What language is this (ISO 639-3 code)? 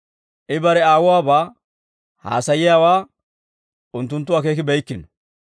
dwr